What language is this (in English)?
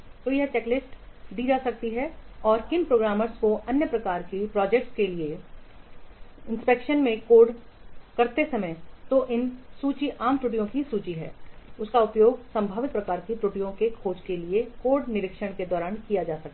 Hindi